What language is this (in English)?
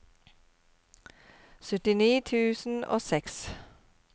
Norwegian